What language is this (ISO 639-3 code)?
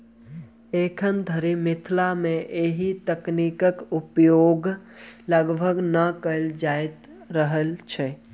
mai